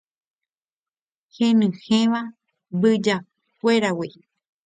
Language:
Guarani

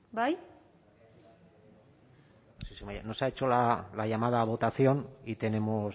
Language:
Spanish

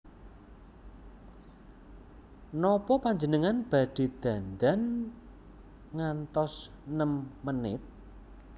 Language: Javanese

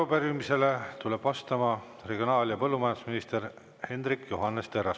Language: Estonian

